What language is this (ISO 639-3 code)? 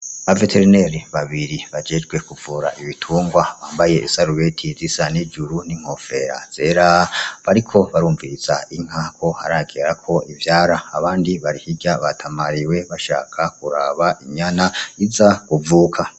run